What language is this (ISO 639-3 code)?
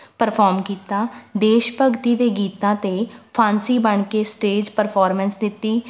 pan